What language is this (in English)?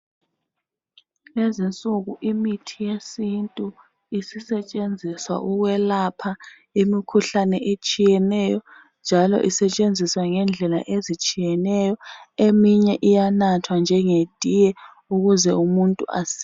North Ndebele